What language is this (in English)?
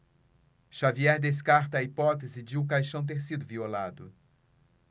Portuguese